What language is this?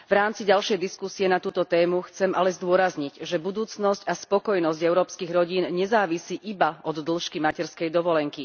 Slovak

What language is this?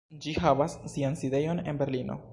Esperanto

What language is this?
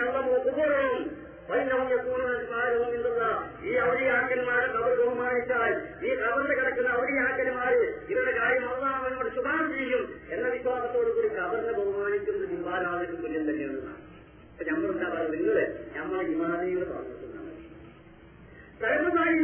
Malayalam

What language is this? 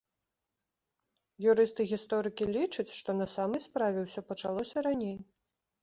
Belarusian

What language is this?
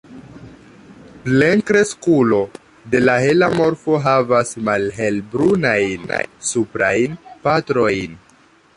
Esperanto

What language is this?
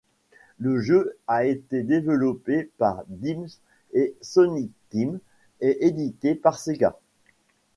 French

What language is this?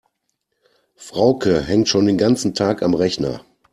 German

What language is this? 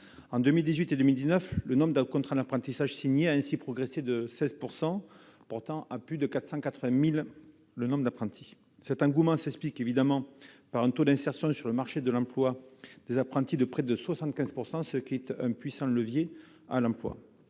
French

